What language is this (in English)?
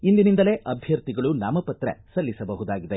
Kannada